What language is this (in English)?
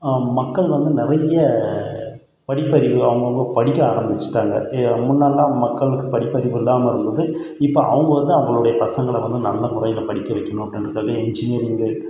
Tamil